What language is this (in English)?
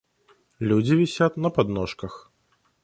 Russian